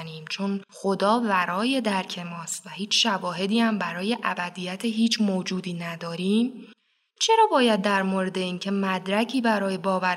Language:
Persian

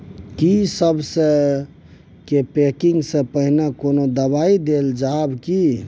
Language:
Maithili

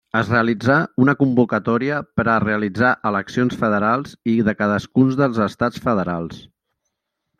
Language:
Catalan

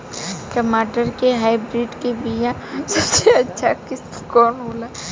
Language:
Bhojpuri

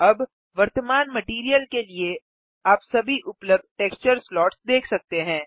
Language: Hindi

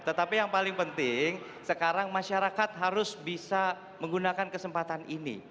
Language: Indonesian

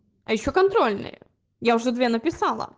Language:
Russian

